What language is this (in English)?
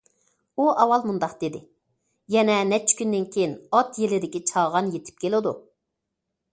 Uyghur